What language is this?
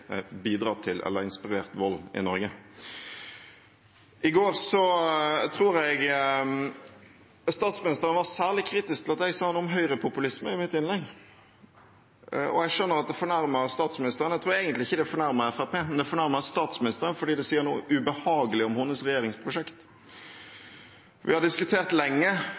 Norwegian Bokmål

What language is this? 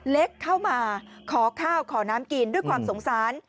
Thai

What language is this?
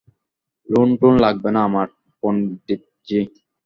Bangla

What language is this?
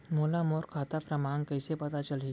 Chhattisgarhi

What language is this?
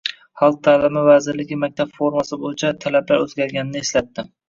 Uzbek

